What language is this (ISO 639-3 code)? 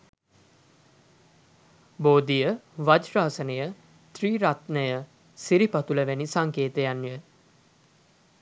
sin